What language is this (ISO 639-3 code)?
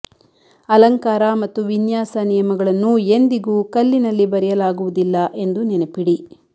kan